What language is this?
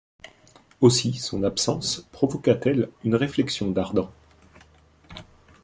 French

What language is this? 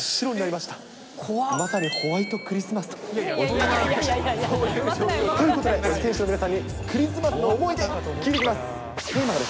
Japanese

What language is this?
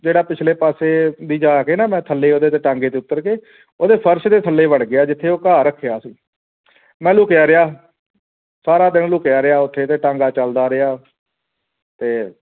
Punjabi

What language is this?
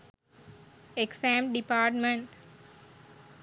Sinhala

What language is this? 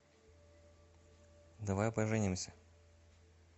Russian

